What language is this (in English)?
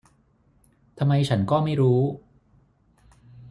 Thai